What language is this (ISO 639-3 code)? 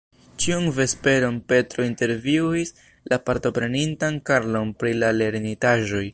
epo